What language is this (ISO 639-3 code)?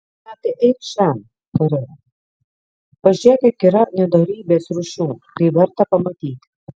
lit